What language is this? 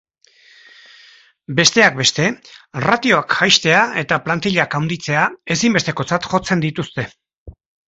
Basque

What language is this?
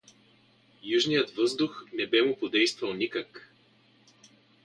Bulgarian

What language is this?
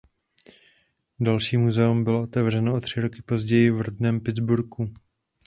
Czech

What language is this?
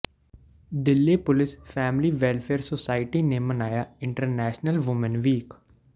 Punjabi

